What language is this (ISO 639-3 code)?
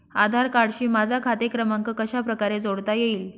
mar